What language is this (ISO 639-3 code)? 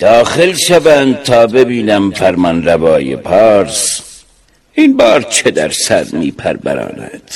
fas